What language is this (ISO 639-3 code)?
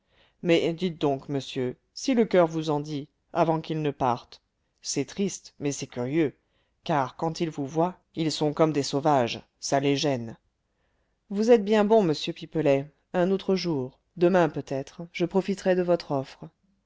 fra